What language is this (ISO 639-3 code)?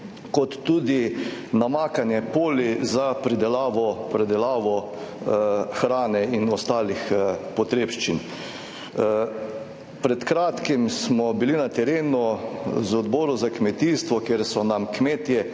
slv